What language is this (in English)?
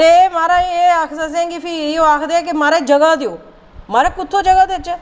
Dogri